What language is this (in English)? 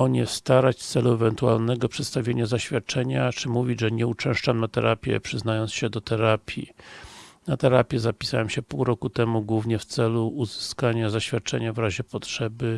Polish